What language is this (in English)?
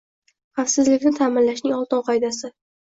Uzbek